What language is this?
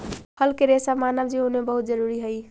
Magahi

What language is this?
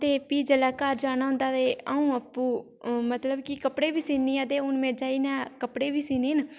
Dogri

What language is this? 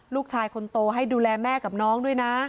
Thai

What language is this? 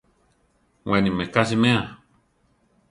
Central Tarahumara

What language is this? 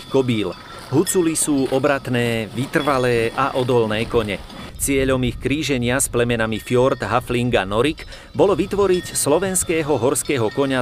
Slovak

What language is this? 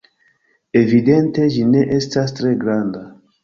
Esperanto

